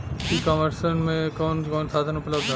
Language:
Bhojpuri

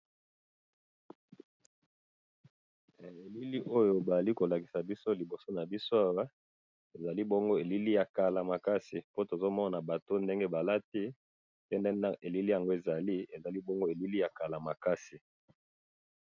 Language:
Lingala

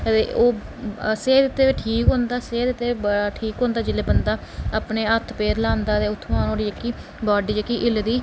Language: Dogri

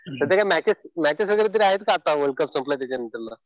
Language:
Marathi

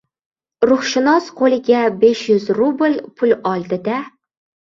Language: Uzbek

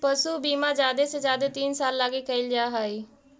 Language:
Magahi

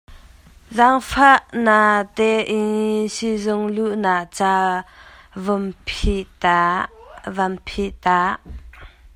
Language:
Hakha Chin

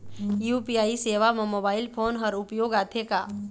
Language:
Chhattisgarhi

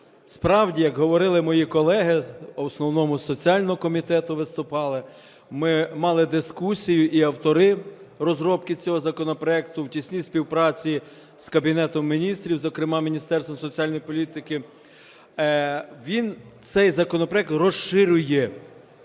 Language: Ukrainian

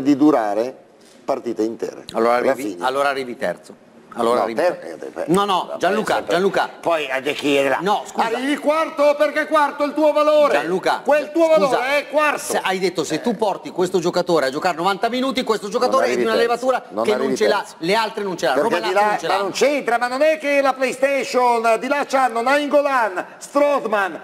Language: Italian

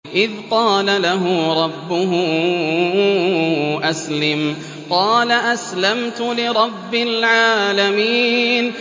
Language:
Arabic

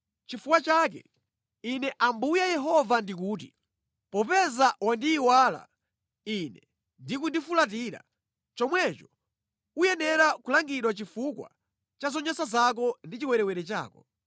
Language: Nyanja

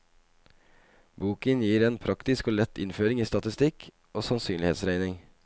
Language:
Norwegian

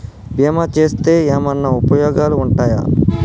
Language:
Telugu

